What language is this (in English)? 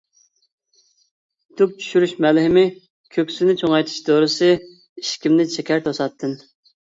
Uyghur